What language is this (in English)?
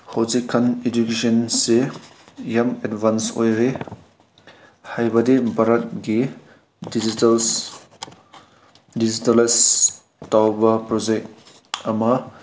Manipuri